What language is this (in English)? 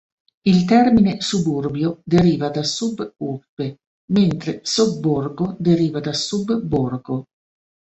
Italian